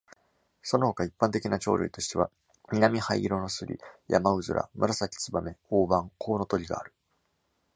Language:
Japanese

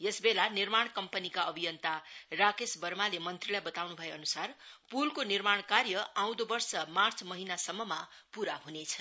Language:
Nepali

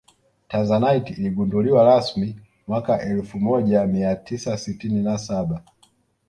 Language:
Swahili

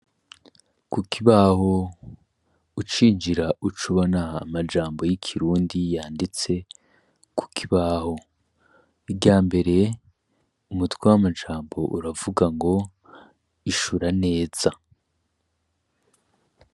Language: Rundi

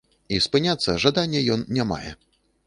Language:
Belarusian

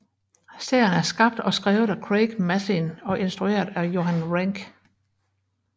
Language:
Danish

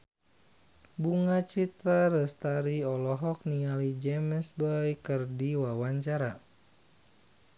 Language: Sundanese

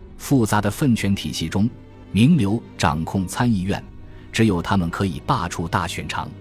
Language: Chinese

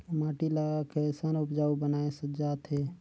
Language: Chhattisgarhi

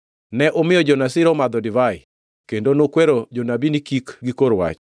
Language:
Luo (Kenya and Tanzania)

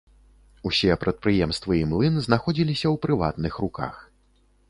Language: Belarusian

